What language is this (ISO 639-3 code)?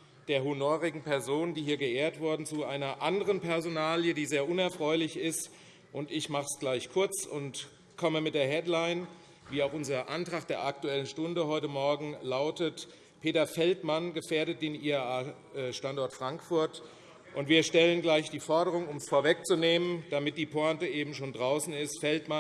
deu